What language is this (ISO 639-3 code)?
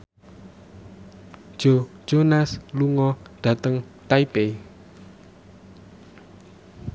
jav